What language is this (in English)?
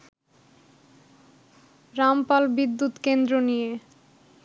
Bangla